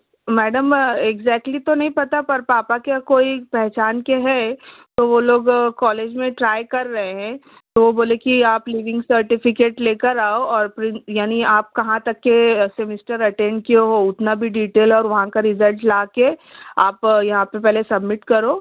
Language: Urdu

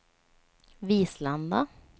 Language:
Swedish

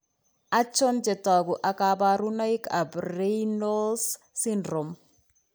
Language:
Kalenjin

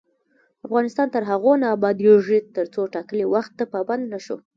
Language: Pashto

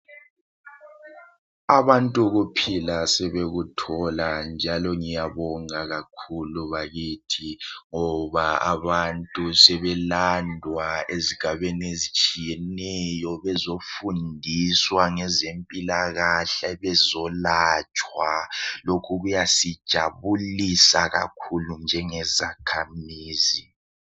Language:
North Ndebele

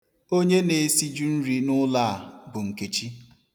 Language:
Igbo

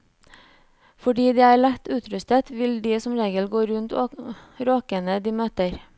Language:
Norwegian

